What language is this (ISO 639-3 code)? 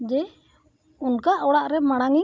sat